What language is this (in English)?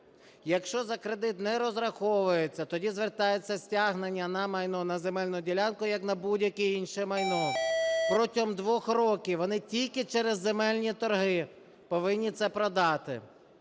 Ukrainian